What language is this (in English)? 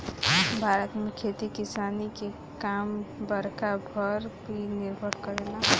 Bhojpuri